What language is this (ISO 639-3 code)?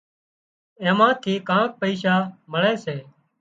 kxp